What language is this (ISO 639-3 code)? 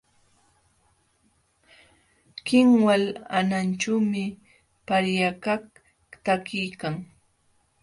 qxw